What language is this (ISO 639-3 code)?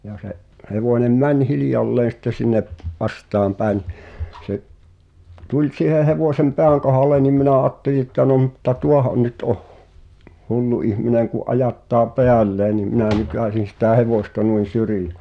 fin